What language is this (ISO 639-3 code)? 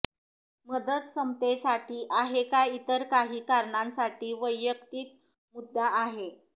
mar